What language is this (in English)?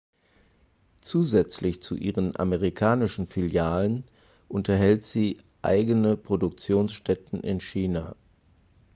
German